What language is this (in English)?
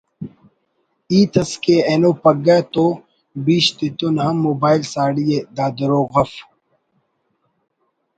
Brahui